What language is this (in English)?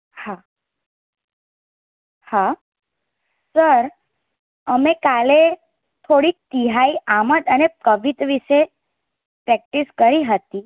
Gujarati